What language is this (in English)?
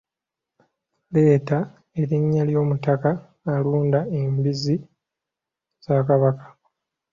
Ganda